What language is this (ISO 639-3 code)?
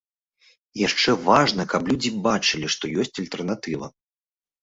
bel